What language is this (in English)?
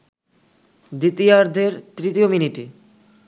Bangla